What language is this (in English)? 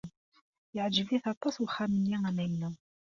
Kabyle